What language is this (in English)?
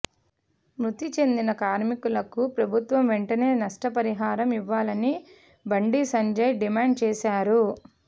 Telugu